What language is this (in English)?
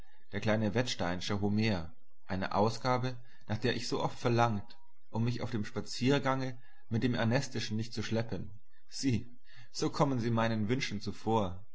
German